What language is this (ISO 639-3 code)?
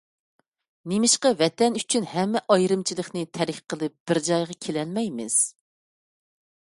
uig